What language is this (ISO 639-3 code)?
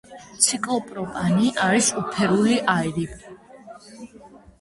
kat